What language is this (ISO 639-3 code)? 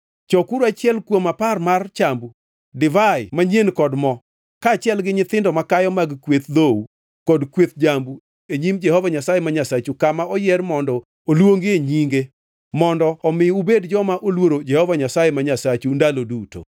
luo